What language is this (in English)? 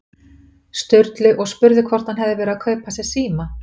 Icelandic